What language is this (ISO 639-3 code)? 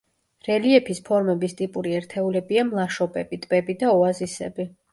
kat